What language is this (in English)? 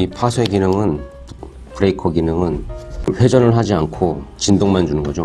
Korean